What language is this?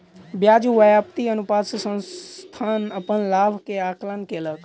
Maithili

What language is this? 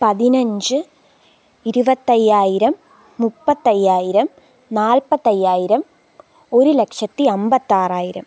Malayalam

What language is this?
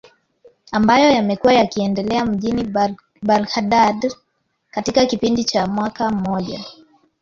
Swahili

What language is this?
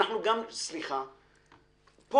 Hebrew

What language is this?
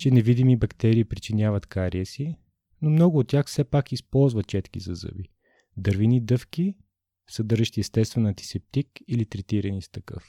Bulgarian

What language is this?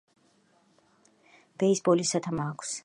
Georgian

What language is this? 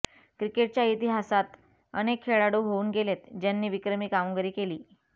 Marathi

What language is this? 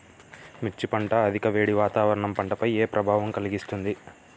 Telugu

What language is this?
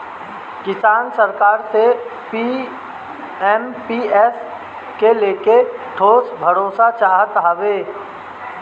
Bhojpuri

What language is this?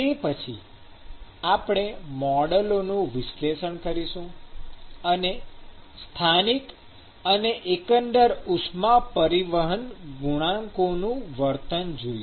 Gujarati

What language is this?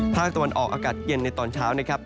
Thai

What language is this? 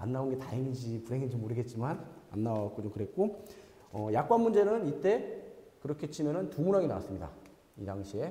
Korean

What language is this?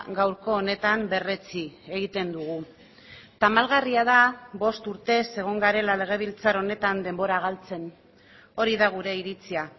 Basque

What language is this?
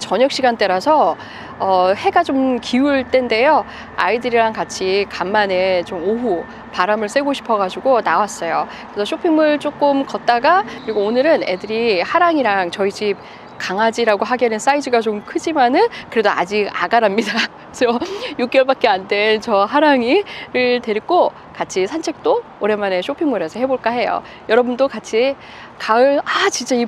Korean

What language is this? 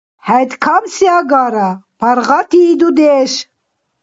Dargwa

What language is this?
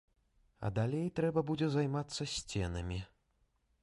Belarusian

